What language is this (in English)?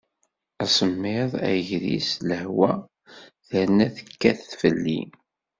Kabyle